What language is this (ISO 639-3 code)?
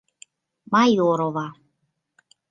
chm